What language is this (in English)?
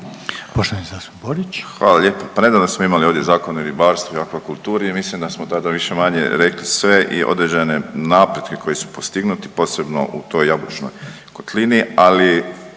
Croatian